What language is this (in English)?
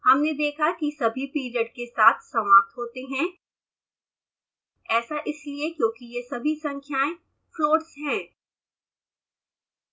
Hindi